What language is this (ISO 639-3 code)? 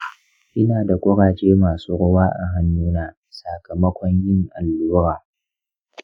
hau